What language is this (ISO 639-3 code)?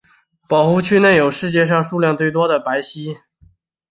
zho